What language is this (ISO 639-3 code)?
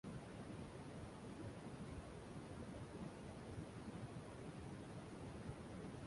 ben